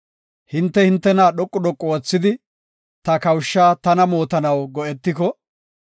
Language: Gofa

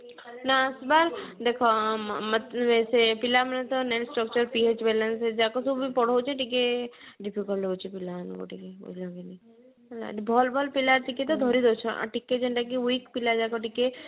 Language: Odia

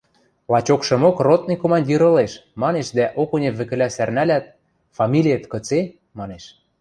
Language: Western Mari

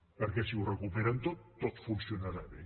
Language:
Catalan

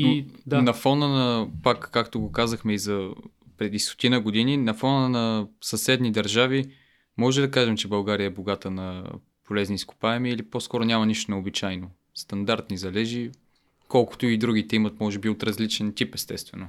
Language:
Bulgarian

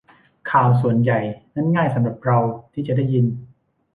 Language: Thai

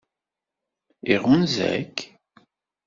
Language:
Kabyle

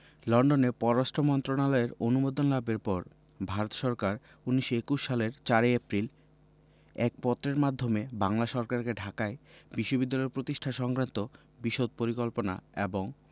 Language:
Bangla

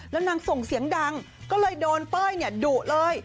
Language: Thai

